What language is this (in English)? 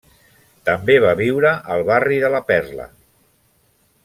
Catalan